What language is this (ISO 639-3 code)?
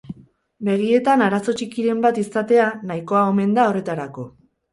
eus